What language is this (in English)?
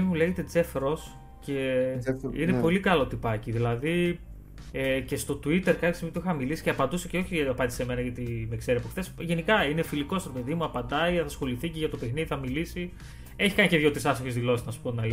Greek